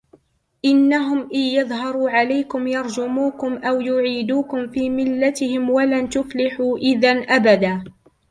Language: Arabic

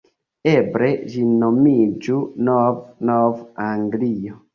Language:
Esperanto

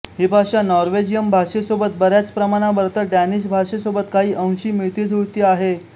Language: Marathi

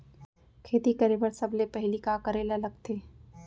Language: Chhattisgarhi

